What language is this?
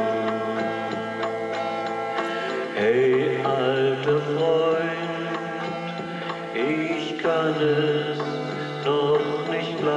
Romanian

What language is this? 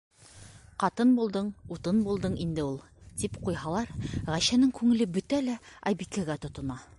Bashkir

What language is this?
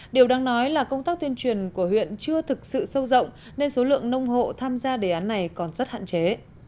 Vietnamese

